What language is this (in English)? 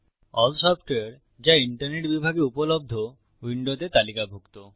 Bangla